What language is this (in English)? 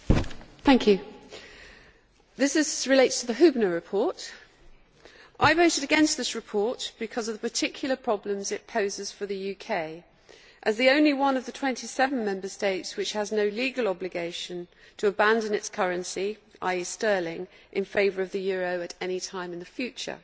English